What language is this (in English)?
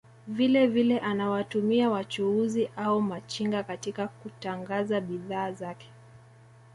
Swahili